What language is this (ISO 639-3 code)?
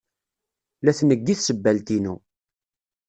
kab